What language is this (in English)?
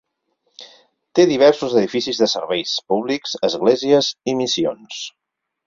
Catalan